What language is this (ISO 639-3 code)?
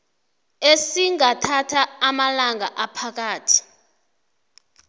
nbl